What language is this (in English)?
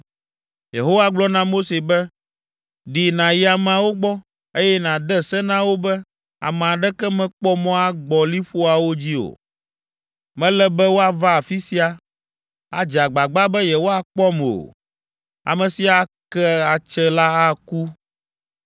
Ewe